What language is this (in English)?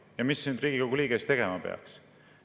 Estonian